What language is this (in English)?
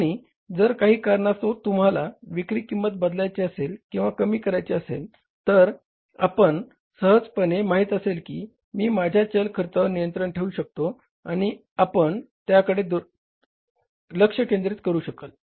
Marathi